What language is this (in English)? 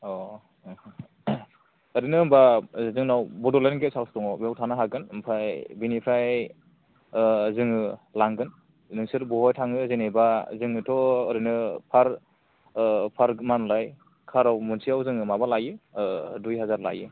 Bodo